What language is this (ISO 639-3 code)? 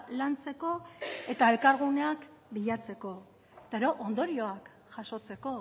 eus